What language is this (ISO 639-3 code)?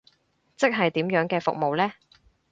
yue